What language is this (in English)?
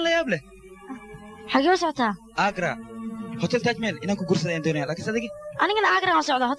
Arabic